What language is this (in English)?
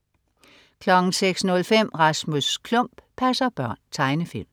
Danish